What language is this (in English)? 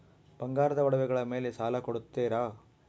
Kannada